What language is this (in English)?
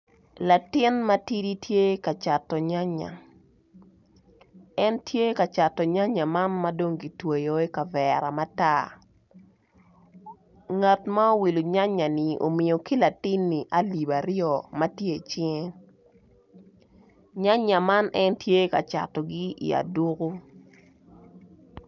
Acoli